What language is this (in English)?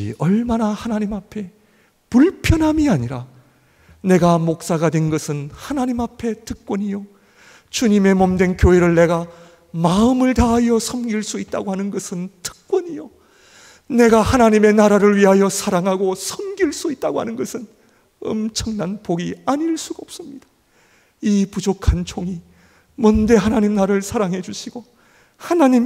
Korean